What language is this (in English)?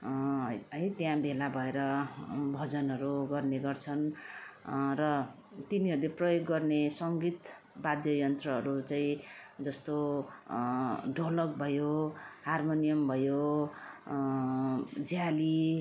Nepali